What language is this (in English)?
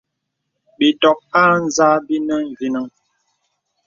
Bebele